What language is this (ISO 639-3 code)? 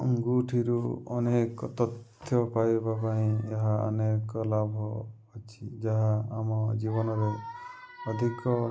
ori